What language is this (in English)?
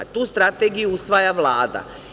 Serbian